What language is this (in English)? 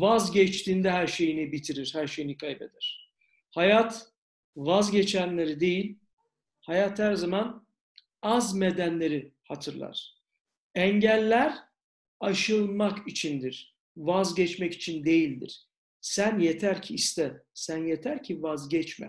Turkish